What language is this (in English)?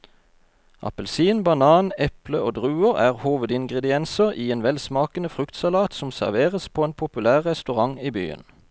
Norwegian